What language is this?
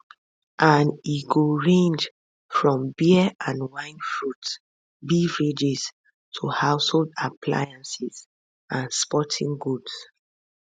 Nigerian Pidgin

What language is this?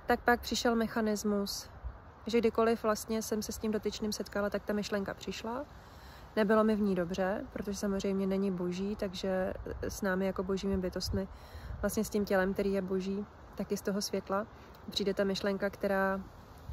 Czech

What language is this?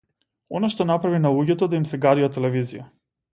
Macedonian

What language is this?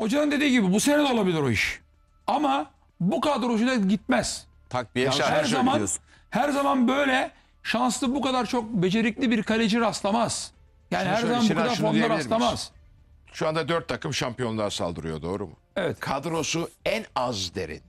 Turkish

